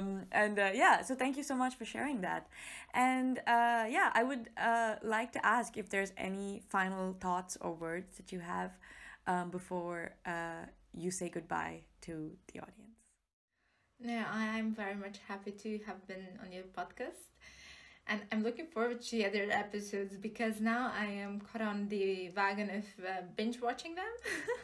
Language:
English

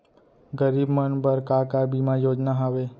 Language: Chhattisgarhi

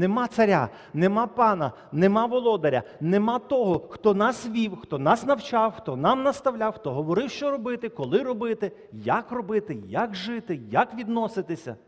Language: Ukrainian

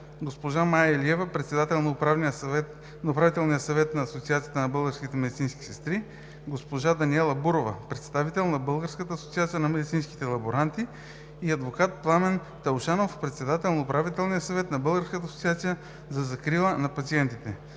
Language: Bulgarian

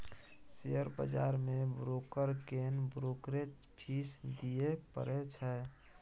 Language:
Maithili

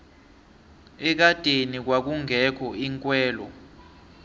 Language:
South Ndebele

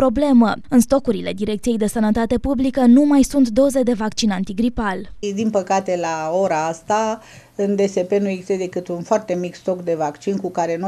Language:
Romanian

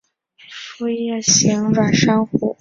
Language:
Chinese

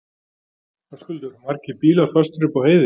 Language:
Icelandic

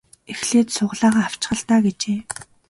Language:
Mongolian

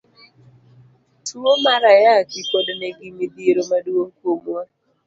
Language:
Luo (Kenya and Tanzania)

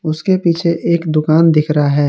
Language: Hindi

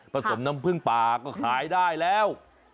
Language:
Thai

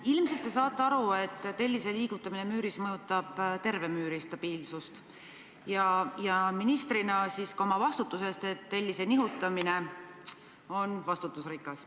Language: Estonian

